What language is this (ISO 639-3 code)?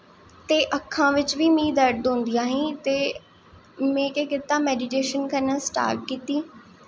doi